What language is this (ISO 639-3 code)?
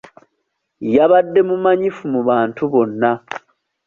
lug